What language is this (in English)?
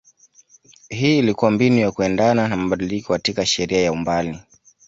Swahili